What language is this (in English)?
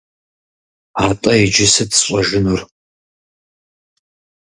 Kabardian